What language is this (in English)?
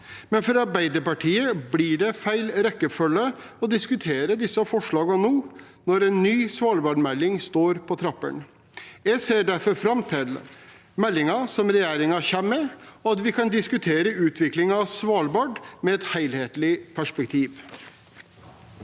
Norwegian